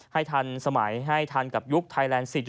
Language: Thai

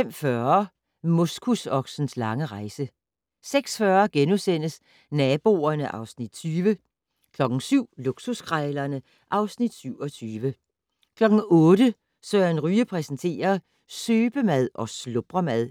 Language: Danish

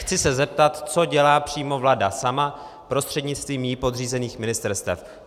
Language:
Czech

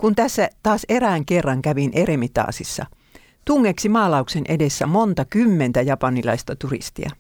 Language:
Finnish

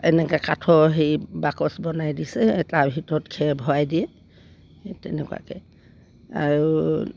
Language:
Assamese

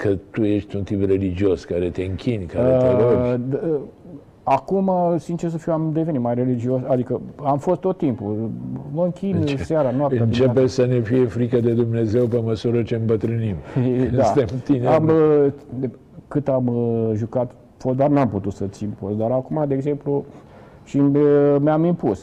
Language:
Romanian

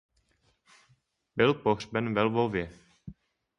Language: Czech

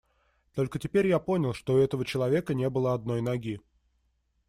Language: Russian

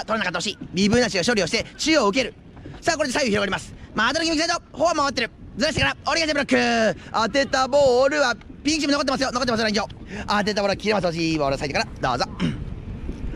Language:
Japanese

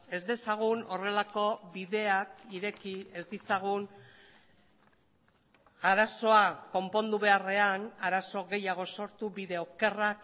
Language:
Basque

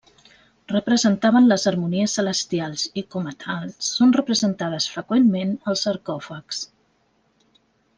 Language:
Catalan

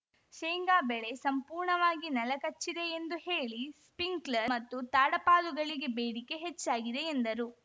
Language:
Kannada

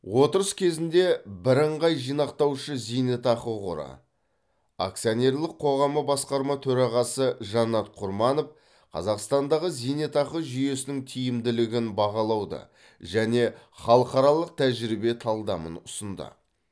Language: Kazakh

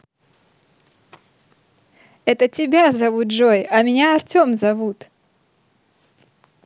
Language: Russian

